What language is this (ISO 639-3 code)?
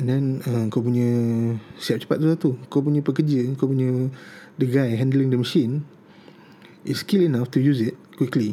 msa